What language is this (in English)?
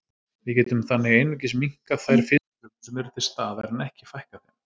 Icelandic